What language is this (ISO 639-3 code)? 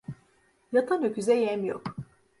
tur